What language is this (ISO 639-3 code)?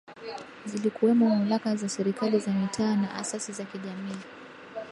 swa